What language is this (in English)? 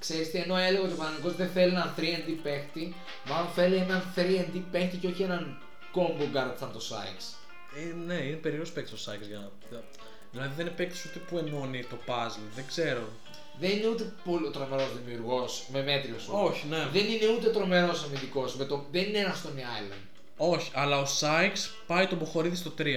Greek